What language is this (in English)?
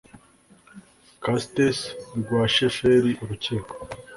Kinyarwanda